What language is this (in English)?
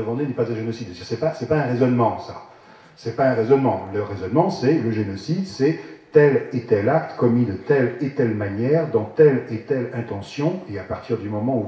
French